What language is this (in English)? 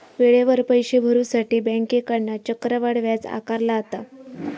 Marathi